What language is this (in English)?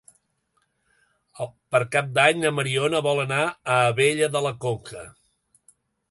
Catalan